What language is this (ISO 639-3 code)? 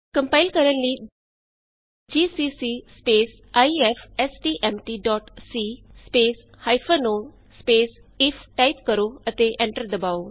pan